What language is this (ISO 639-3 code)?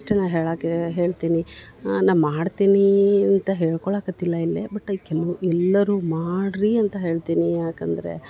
kan